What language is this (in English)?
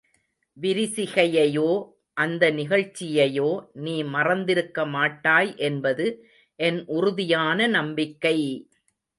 Tamil